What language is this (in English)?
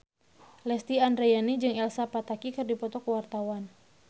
Sundanese